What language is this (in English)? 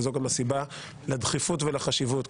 Hebrew